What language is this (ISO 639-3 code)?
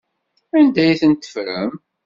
kab